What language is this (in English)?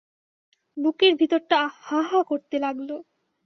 Bangla